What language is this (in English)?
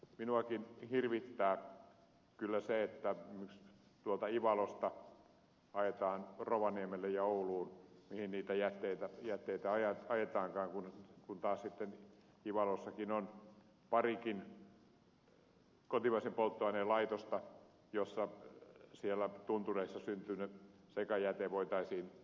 Finnish